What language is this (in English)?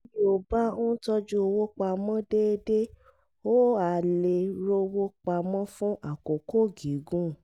Yoruba